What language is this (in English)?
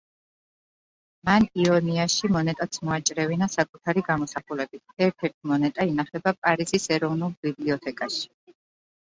Georgian